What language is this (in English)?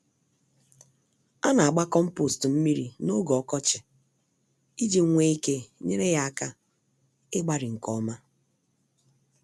Igbo